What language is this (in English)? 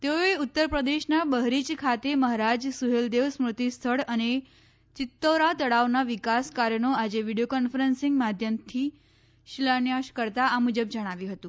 Gujarati